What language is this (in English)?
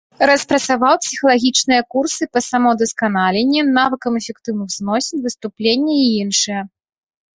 Belarusian